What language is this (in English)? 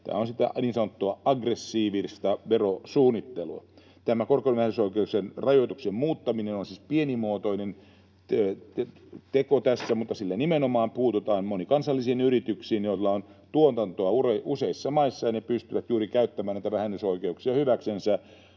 Finnish